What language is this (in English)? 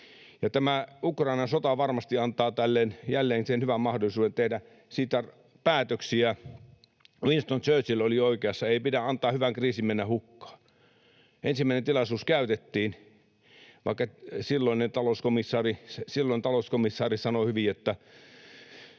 Finnish